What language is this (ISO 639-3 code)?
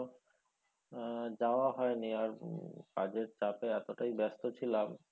ben